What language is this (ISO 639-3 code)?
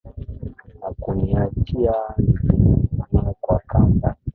swa